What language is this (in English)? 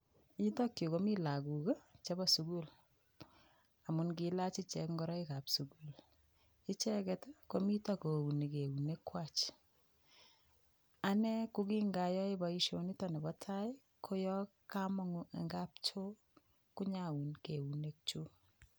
Kalenjin